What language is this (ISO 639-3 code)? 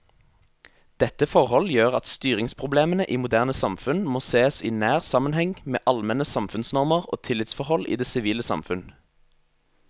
nor